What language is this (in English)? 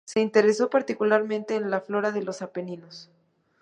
Spanish